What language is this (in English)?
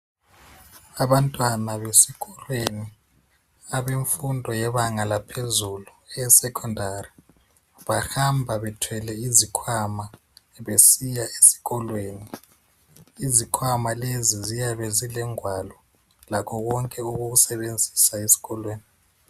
North Ndebele